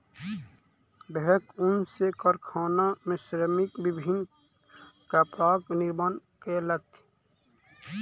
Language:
Maithili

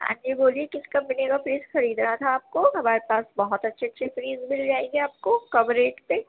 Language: Urdu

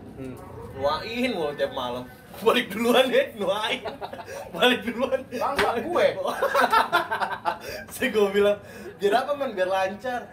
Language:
Indonesian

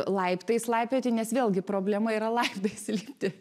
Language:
Lithuanian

